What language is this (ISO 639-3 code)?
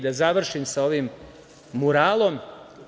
srp